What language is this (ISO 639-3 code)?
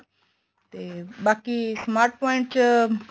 pan